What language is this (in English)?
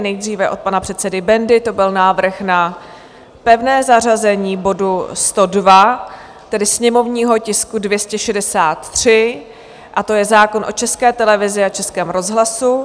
Czech